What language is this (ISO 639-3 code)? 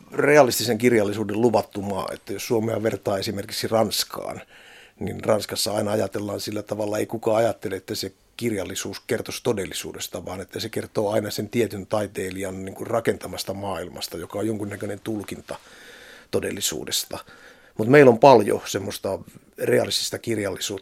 fin